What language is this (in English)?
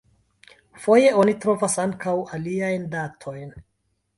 Esperanto